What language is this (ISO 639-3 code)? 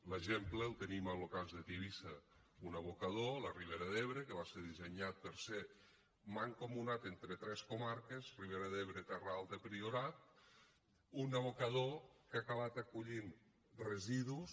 cat